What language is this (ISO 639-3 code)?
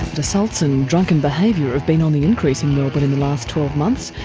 eng